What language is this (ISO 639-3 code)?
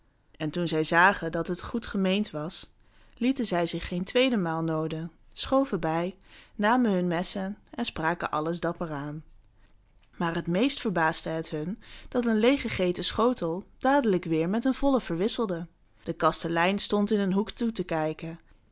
nld